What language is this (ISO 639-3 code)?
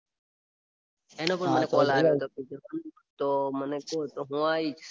guj